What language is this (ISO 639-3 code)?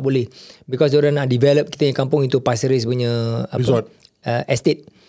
msa